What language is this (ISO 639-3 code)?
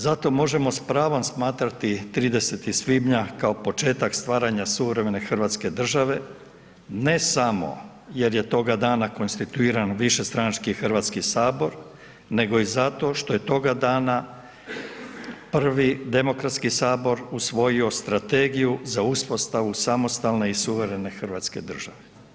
hrv